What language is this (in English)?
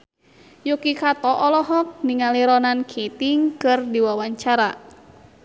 Sundanese